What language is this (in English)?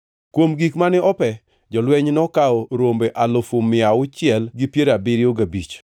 Luo (Kenya and Tanzania)